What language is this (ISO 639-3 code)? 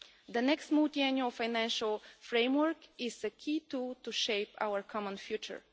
eng